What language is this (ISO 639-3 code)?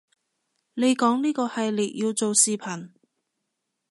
yue